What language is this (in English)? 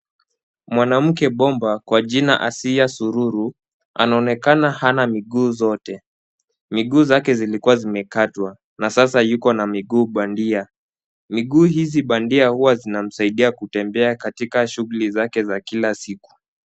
Swahili